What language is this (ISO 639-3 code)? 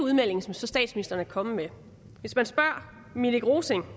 dan